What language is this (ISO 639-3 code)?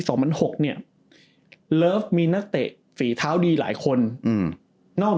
tha